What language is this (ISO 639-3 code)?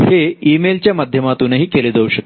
mar